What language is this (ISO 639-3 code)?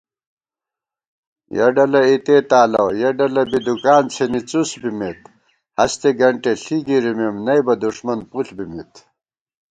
gwt